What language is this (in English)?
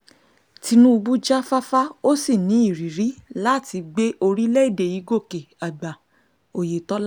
Yoruba